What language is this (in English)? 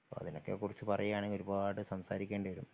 Malayalam